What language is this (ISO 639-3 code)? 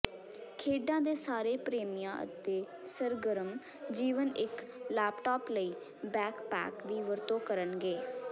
pan